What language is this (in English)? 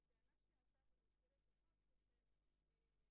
Hebrew